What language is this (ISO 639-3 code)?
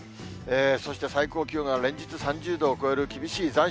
jpn